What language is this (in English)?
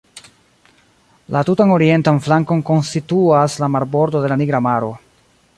Esperanto